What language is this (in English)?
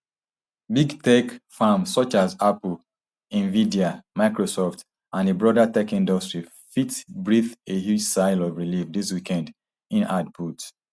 Nigerian Pidgin